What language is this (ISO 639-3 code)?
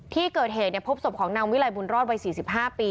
tha